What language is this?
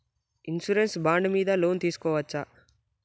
Telugu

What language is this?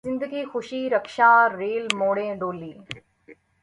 Urdu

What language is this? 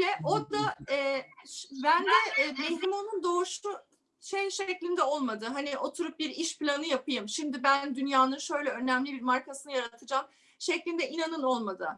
Turkish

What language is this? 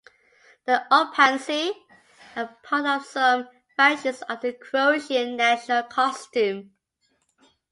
English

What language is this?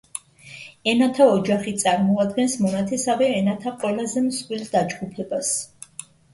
Georgian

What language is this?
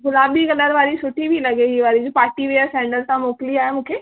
Sindhi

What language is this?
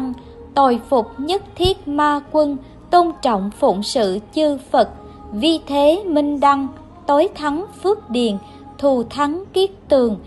Vietnamese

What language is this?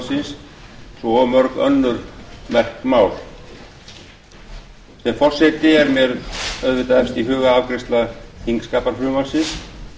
Icelandic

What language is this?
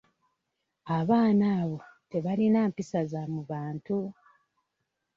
Ganda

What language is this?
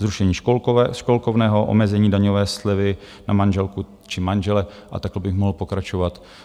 Czech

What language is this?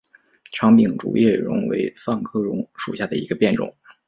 Chinese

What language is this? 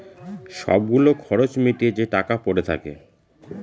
Bangla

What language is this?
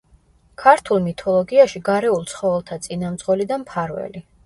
Georgian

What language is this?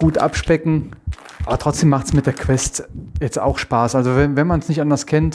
German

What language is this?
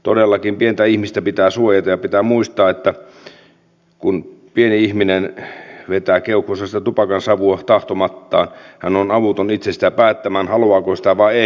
Finnish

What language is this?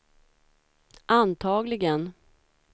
Swedish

